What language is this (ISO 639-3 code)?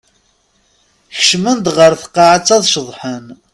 kab